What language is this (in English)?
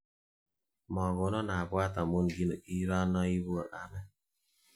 Kalenjin